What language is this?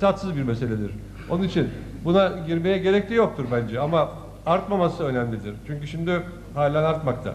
Turkish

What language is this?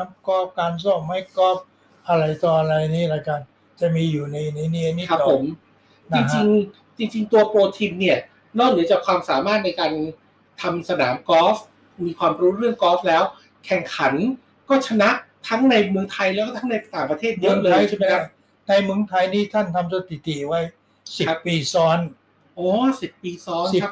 Thai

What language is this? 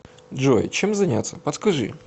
Russian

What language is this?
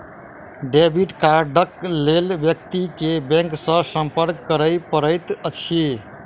Maithili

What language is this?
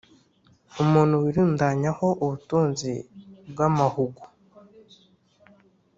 Kinyarwanda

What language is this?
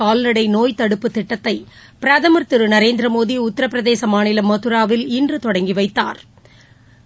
Tamil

